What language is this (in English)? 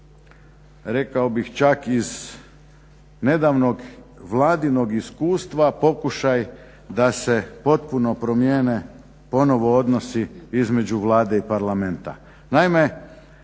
Croatian